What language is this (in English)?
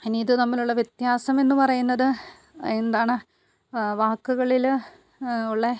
Malayalam